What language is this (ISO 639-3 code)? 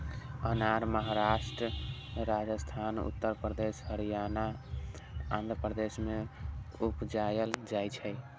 mai